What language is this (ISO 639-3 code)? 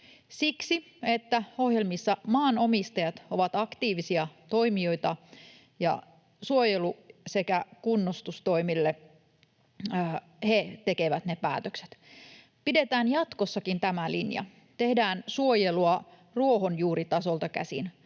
fin